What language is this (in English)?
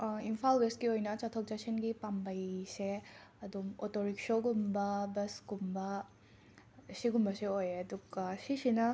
Manipuri